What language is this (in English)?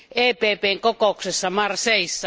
Finnish